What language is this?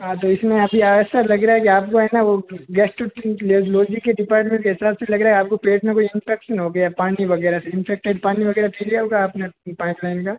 Hindi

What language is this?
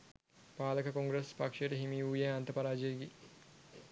Sinhala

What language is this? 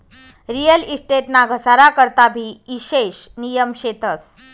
Marathi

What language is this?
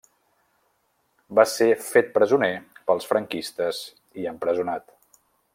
Catalan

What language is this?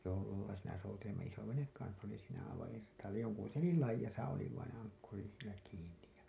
Finnish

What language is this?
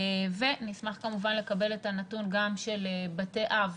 Hebrew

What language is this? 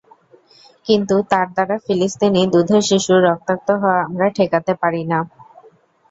Bangla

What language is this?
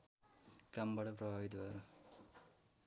Nepali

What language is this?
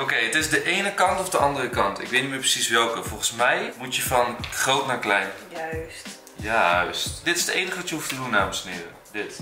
Dutch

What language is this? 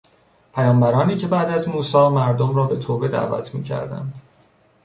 Persian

